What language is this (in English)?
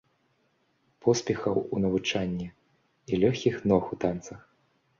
Belarusian